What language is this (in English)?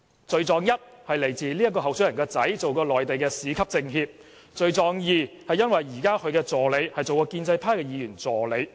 Cantonese